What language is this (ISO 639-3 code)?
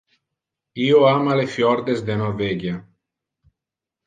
ina